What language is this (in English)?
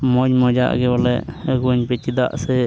Santali